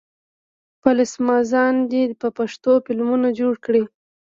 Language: Pashto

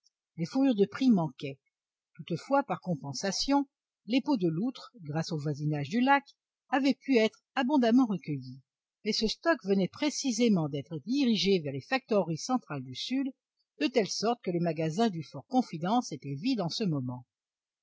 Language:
French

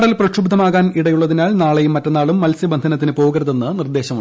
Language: Malayalam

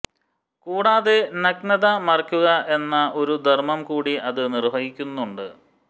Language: Malayalam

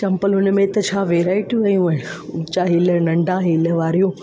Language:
Sindhi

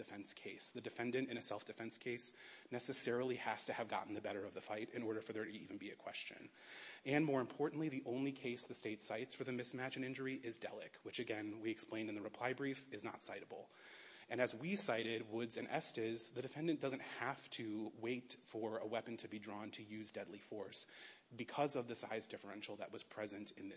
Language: English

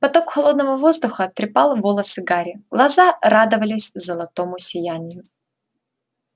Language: Russian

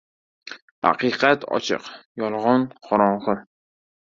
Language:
Uzbek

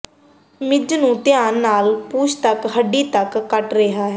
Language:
Punjabi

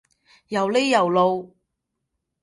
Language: Cantonese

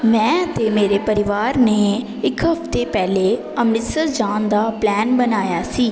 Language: Punjabi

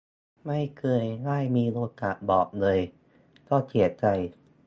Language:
Thai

